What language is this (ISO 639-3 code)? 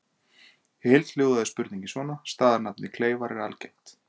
isl